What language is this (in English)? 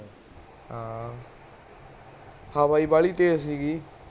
Punjabi